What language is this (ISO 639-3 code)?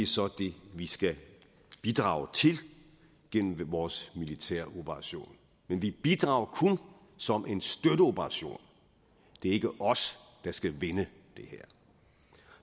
dan